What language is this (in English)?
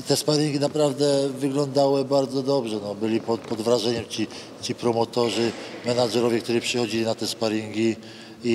Polish